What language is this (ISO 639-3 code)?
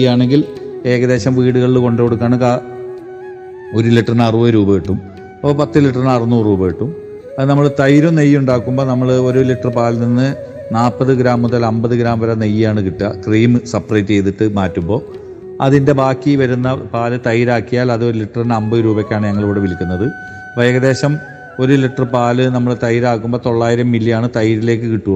mal